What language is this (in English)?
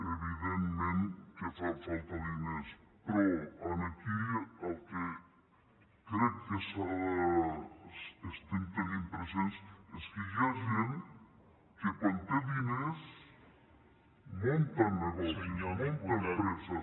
Catalan